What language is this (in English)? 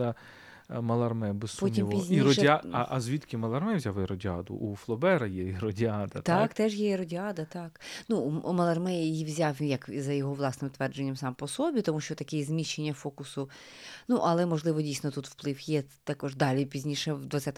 Ukrainian